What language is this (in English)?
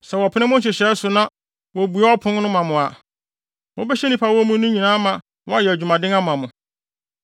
Akan